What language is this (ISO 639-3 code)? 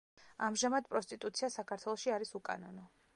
kat